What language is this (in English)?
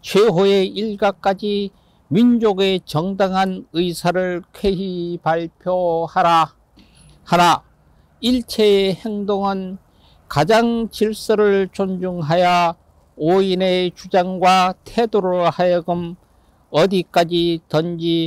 Korean